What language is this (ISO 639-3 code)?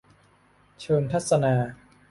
tha